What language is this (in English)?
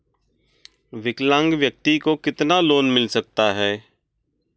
Hindi